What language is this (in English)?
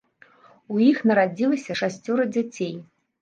Belarusian